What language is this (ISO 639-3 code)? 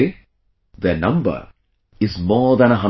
eng